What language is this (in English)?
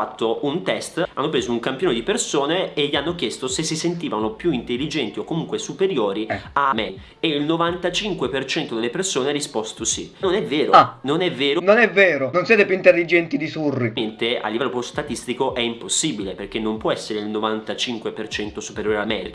Italian